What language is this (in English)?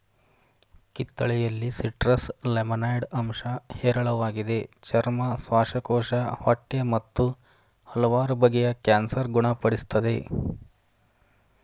Kannada